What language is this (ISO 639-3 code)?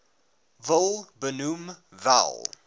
afr